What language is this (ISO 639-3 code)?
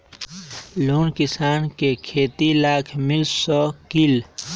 mag